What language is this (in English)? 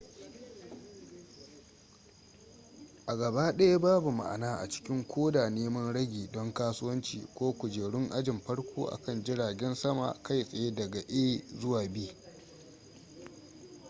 Hausa